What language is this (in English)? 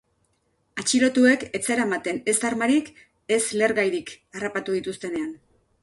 Basque